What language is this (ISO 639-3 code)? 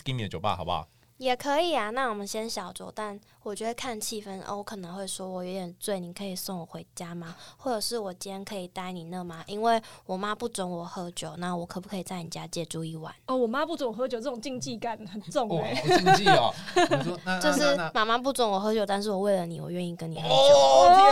zho